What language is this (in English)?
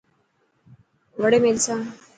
Dhatki